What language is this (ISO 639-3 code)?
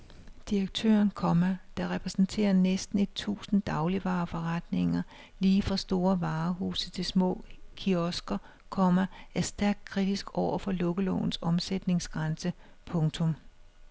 dan